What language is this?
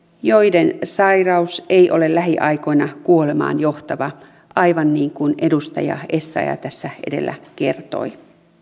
Finnish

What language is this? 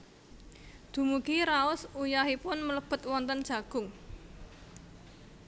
Javanese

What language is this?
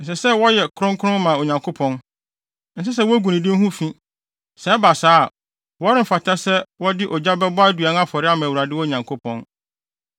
Akan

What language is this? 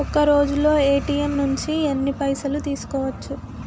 Telugu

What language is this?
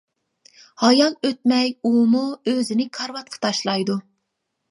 Uyghur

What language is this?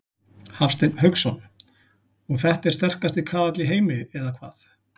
Icelandic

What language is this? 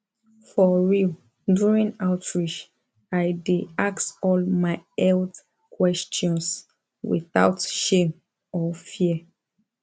Nigerian Pidgin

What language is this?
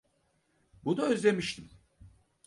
Turkish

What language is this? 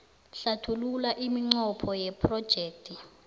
South Ndebele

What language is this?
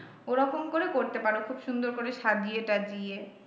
Bangla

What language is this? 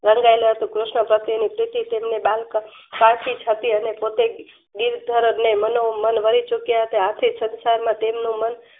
Gujarati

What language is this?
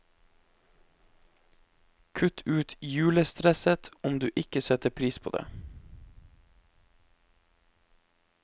Norwegian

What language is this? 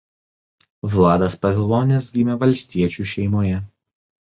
Lithuanian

